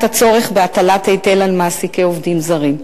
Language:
Hebrew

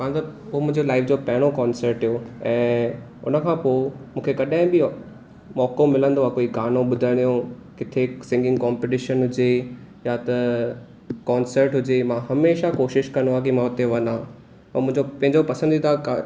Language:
Sindhi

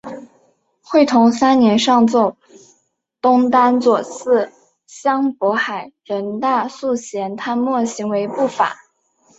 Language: Chinese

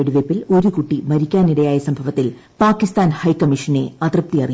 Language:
Malayalam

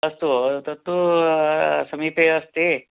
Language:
Sanskrit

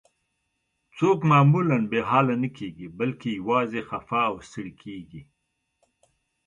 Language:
Pashto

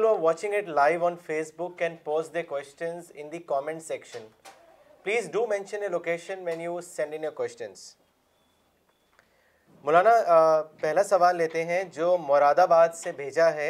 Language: Urdu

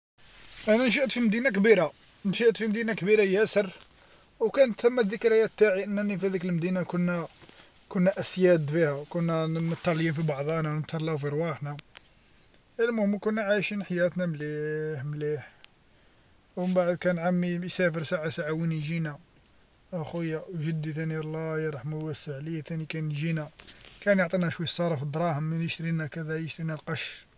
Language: Algerian Arabic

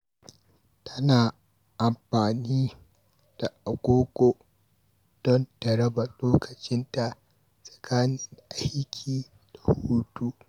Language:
Hausa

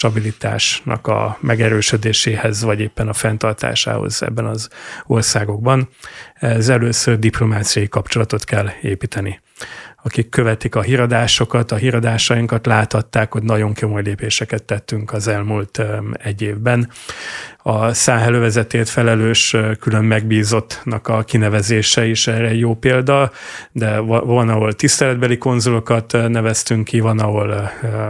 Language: Hungarian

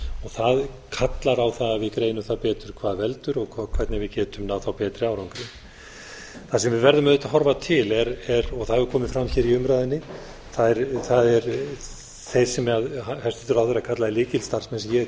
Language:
Icelandic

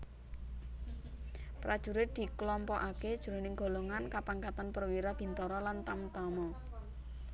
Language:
Javanese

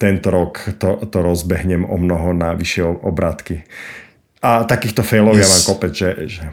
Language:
Slovak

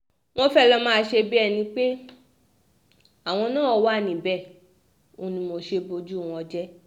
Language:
Yoruba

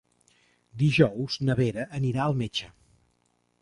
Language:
Catalan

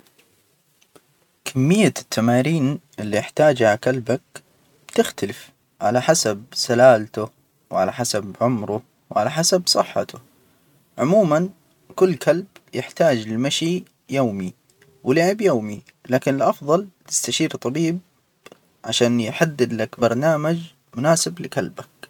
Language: Hijazi Arabic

